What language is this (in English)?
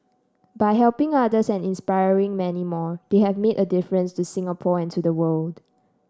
English